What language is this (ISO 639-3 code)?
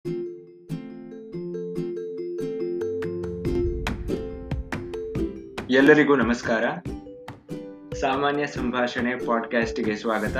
kan